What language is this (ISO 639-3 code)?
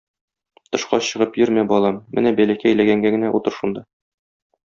tat